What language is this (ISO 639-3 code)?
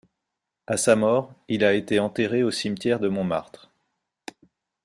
fra